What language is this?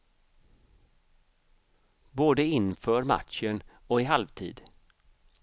Swedish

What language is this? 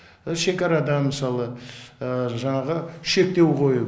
Kazakh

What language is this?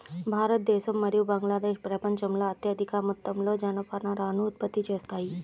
Telugu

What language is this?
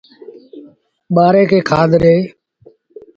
Sindhi Bhil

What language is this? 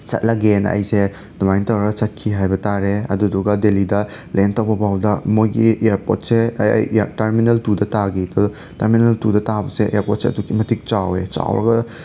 Manipuri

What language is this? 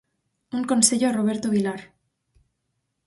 Galician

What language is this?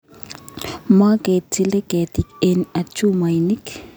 Kalenjin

